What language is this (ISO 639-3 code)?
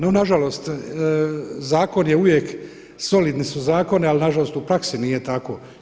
hrv